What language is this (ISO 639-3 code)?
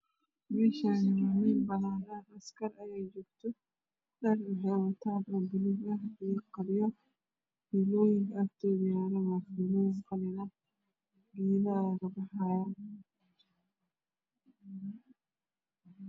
som